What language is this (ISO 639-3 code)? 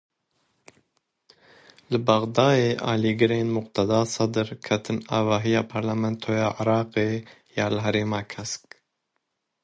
kur